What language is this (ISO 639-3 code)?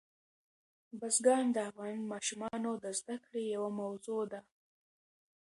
pus